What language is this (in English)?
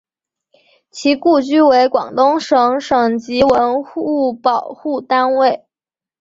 Chinese